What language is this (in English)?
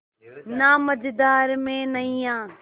Hindi